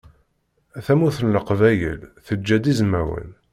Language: Kabyle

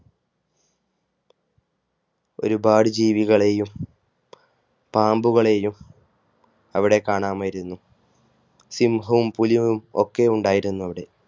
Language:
Malayalam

